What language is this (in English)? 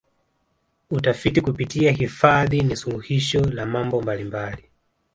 Swahili